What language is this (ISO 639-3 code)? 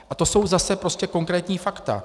ces